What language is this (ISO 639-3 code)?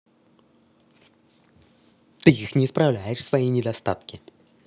rus